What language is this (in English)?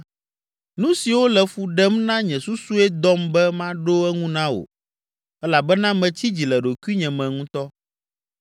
Ewe